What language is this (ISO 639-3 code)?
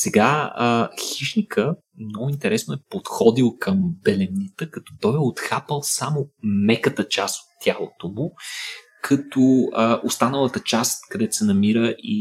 bul